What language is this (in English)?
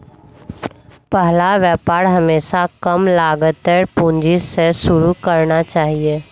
Magahi